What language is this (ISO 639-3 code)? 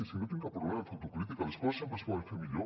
cat